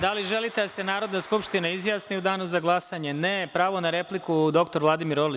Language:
Serbian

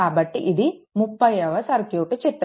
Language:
Telugu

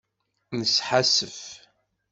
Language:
Kabyle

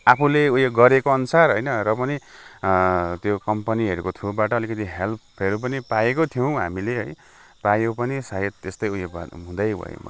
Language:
Nepali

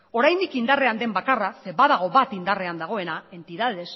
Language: Basque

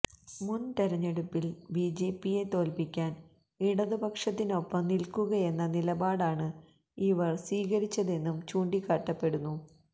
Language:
Malayalam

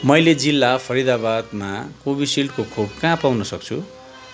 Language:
Nepali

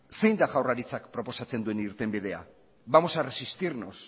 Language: Basque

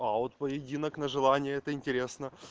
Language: Russian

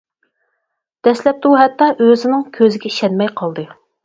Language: Uyghur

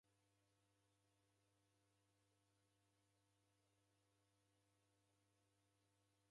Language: Taita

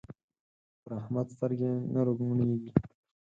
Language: Pashto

